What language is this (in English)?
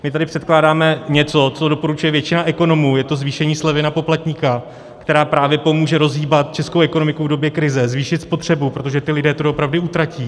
Czech